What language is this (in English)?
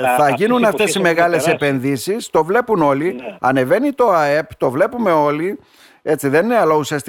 Greek